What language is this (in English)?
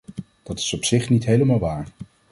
Dutch